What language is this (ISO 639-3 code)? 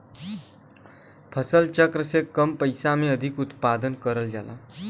bho